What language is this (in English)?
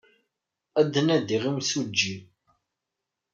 Kabyle